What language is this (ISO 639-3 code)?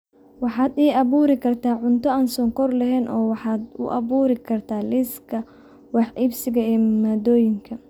som